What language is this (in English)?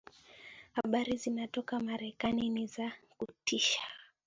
Swahili